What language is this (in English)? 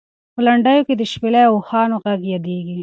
Pashto